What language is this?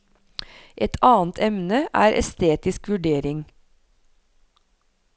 Norwegian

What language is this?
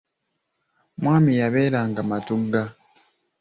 Ganda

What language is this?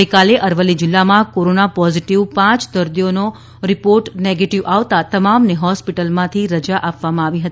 Gujarati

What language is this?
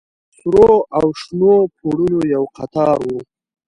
Pashto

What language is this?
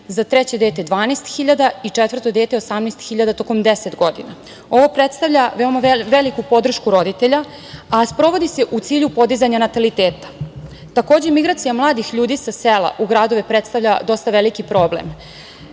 Serbian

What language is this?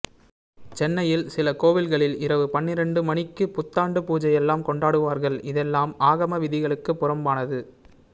Tamil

